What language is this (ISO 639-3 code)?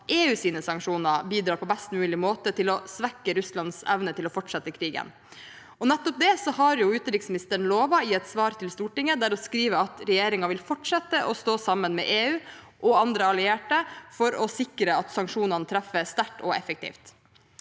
nor